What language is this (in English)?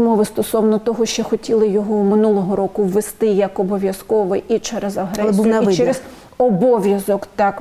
Ukrainian